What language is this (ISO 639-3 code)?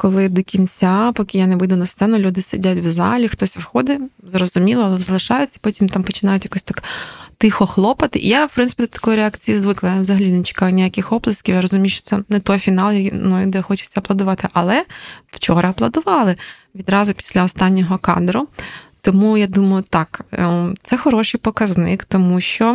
ukr